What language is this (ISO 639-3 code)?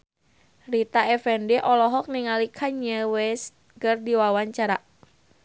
sun